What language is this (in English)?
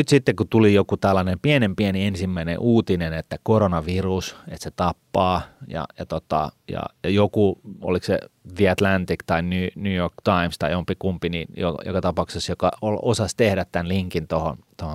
Finnish